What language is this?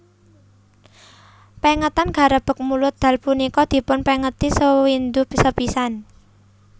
Javanese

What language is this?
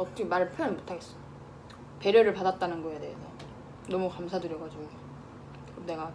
Korean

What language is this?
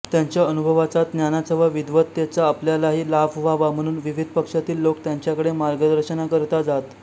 Marathi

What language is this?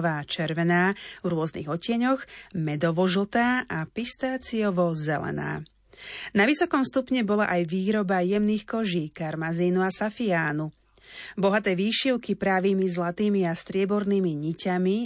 Slovak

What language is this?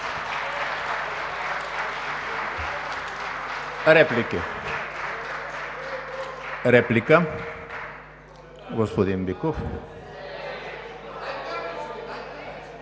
Bulgarian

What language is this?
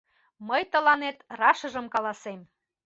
Mari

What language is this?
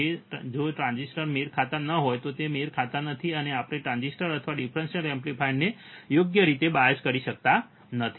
Gujarati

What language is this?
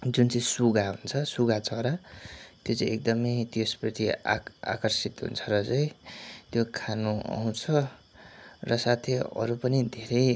Nepali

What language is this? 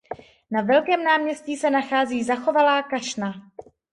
Czech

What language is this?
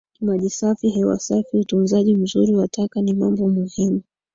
Swahili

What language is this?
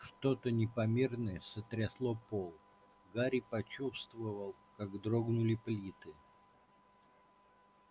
Russian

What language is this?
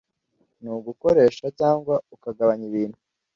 Kinyarwanda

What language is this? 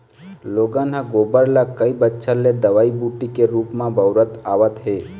Chhattisgarhi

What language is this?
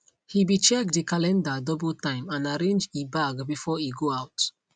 Nigerian Pidgin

